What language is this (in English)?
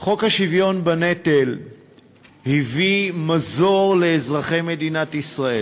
Hebrew